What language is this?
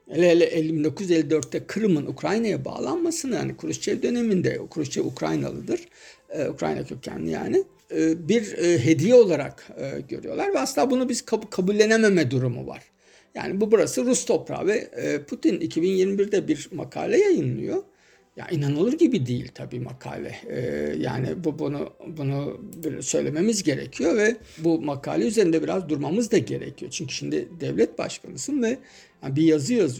Turkish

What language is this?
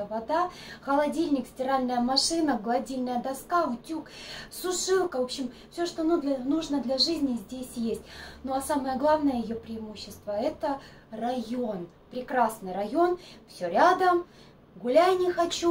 Russian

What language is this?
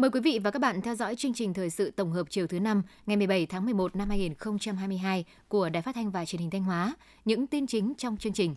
Vietnamese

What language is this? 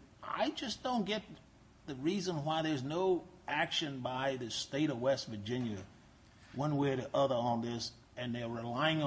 English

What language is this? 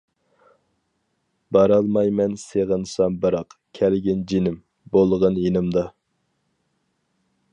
Uyghur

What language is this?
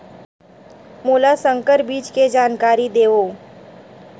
Chhattisgarhi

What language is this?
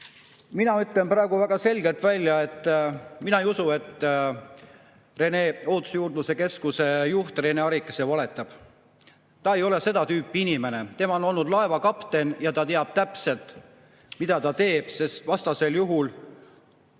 Estonian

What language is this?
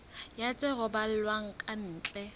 Southern Sotho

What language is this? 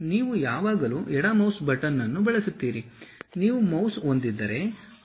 Kannada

